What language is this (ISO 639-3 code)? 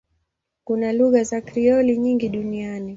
swa